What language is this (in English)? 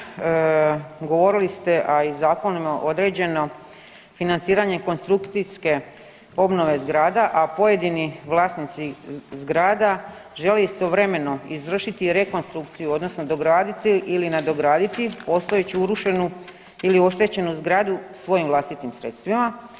Croatian